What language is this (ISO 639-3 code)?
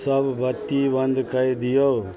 mai